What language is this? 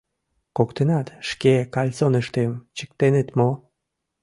Mari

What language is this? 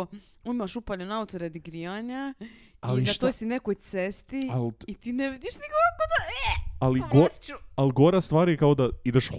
Croatian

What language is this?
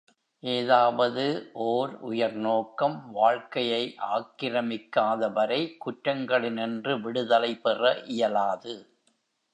Tamil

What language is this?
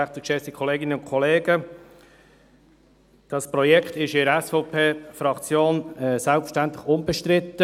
Swiss German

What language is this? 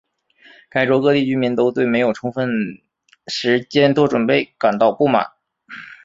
Chinese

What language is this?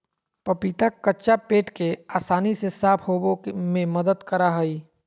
Magahi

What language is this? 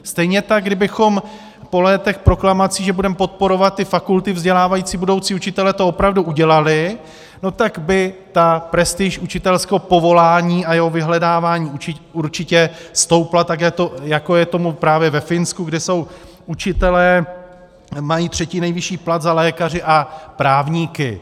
Czech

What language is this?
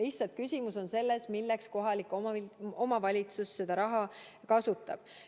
Estonian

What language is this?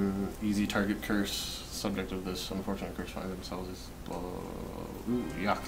English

